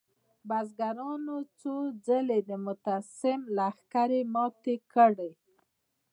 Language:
Pashto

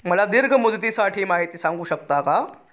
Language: Marathi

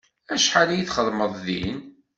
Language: Kabyle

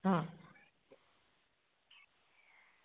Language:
Gujarati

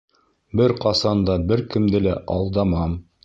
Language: Bashkir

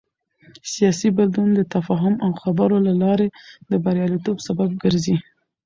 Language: Pashto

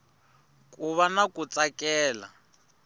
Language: Tsonga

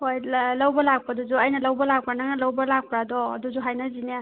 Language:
Manipuri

